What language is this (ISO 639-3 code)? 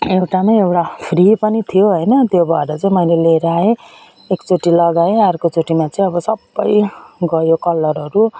nep